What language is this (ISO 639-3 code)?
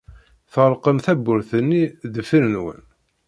kab